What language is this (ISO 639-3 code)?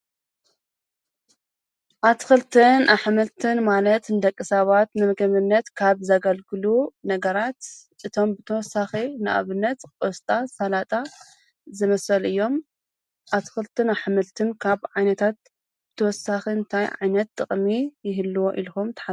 tir